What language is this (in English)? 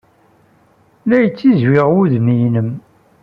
Kabyle